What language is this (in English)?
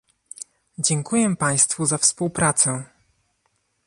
Polish